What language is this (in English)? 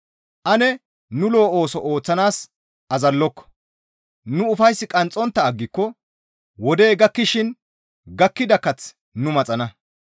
Gamo